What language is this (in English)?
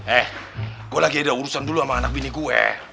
Indonesian